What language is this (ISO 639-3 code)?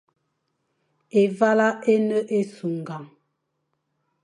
fan